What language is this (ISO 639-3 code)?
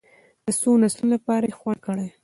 pus